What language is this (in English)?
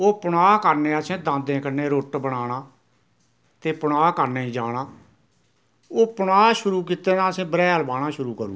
Dogri